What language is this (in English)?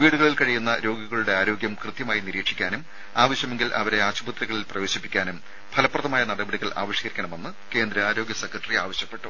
Malayalam